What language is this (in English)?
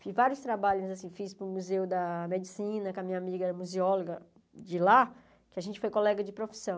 Portuguese